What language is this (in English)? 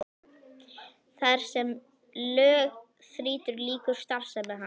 Icelandic